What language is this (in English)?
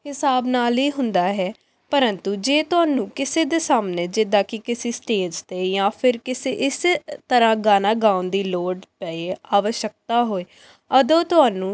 Punjabi